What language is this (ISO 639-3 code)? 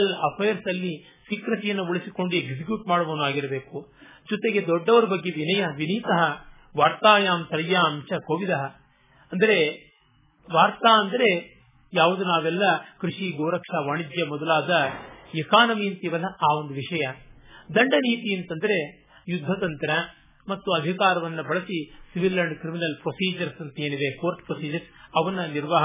kan